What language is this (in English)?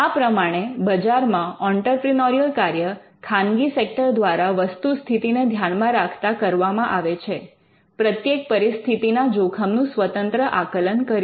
Gujarati